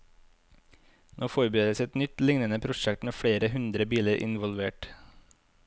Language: Norwegian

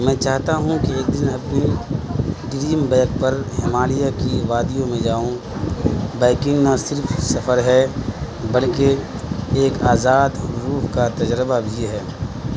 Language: Urdu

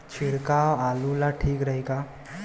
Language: Bhojpuri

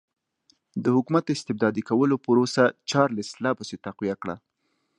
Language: Pashto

